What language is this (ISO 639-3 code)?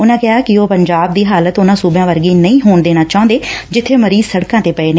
pan